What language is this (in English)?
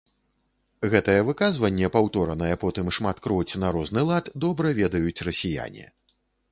Belarusian